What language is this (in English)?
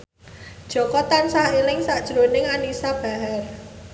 Javanese